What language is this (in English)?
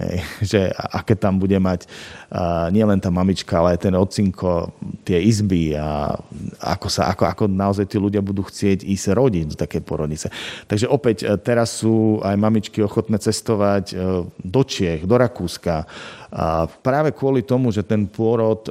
Slovak